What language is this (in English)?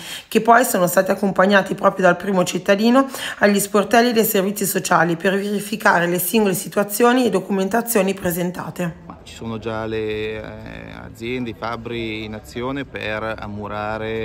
Italian